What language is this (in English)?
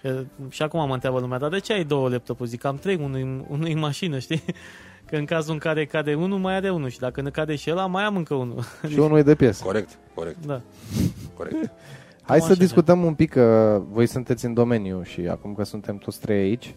Romanian